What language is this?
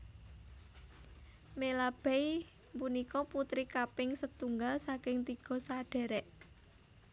Javanese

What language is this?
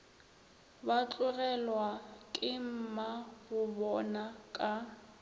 Northern Sotho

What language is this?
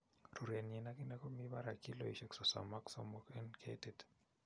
Kalenjin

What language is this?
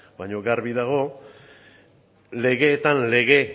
Basque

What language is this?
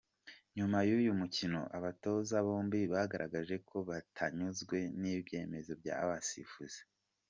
Kinyarwanda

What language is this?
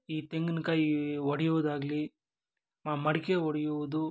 Kannada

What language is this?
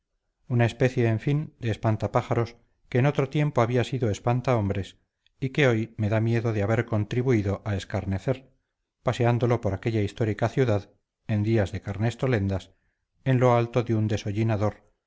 Spanish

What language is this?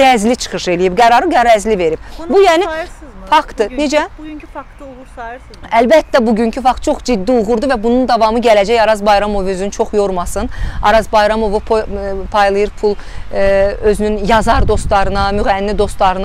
Turkish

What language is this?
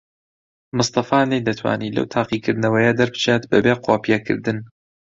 Central Kurdish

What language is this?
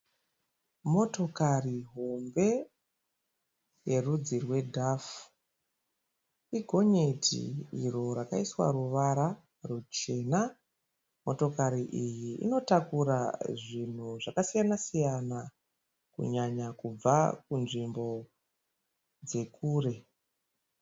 Shona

